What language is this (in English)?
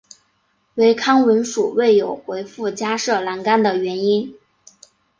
Chinese